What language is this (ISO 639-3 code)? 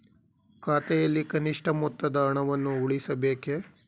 kan